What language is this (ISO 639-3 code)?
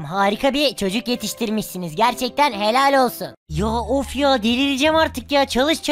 tur